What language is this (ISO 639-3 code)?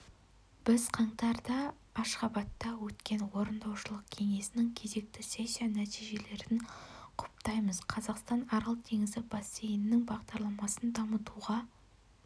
kaz